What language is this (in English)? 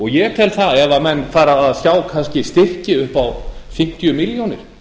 Icelandic